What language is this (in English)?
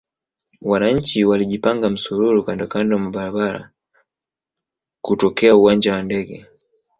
Swahili